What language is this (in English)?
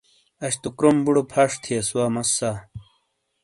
Shina